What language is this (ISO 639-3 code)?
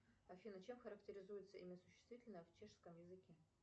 rus